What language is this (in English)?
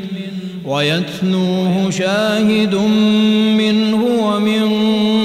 Arabic